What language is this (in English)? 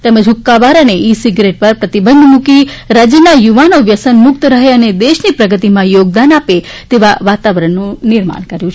Gujarati